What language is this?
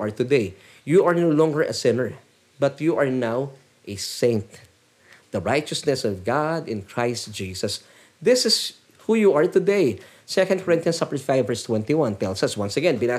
Filipino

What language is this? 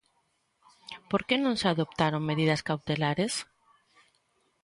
Galician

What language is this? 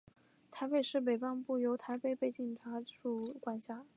Chinese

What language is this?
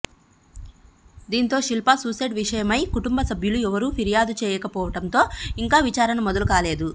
Telugu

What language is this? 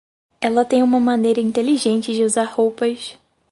Portuguese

